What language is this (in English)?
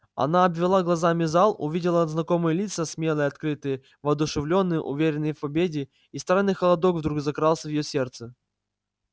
Russian